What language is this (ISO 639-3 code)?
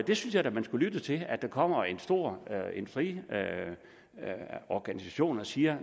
dan